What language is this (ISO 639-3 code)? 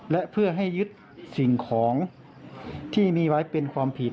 tha